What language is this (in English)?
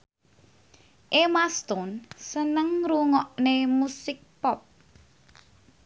Javanese